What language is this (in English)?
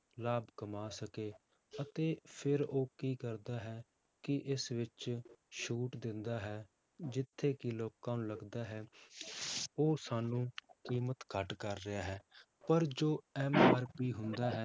Punjabi